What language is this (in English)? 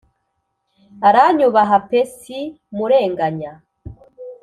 Kinyarwanda